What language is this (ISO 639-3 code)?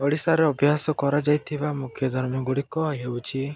ori